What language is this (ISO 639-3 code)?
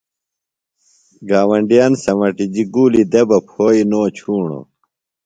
phl